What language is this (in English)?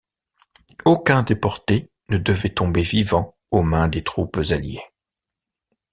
French